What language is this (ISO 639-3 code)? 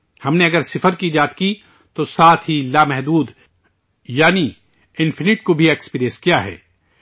urd